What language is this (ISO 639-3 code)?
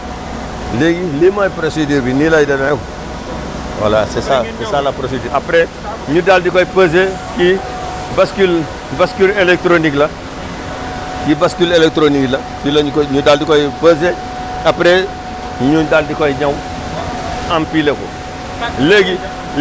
wol